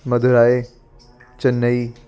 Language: Punjabi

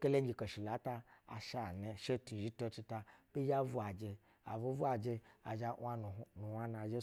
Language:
Basa (Nigeria)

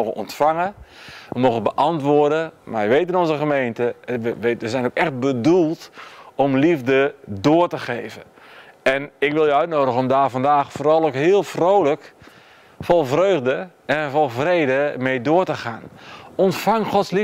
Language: Dutch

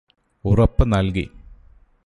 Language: Malayalam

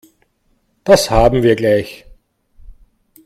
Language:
German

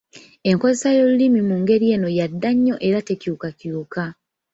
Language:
Ganda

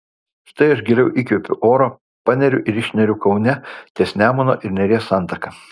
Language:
Lithuanian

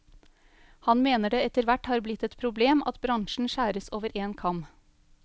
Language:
Norwegian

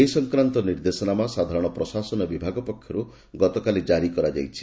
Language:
Odia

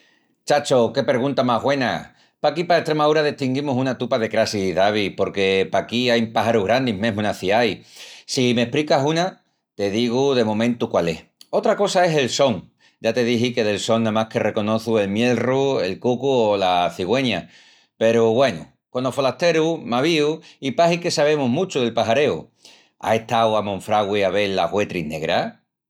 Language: Extremaduran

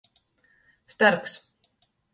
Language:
Latgalian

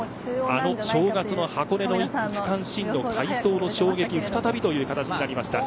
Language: Japanese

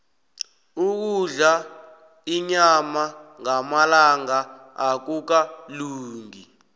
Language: South Ndebele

